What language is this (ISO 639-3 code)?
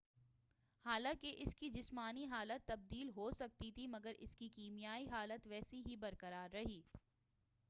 urd